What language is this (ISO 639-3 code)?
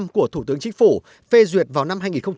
vie